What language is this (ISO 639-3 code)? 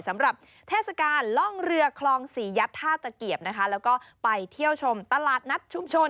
tha